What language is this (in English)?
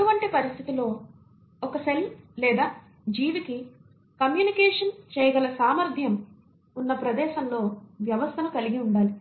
Telugu